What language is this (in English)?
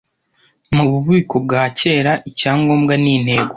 Kinyarwanda